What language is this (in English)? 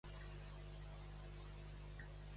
Catalan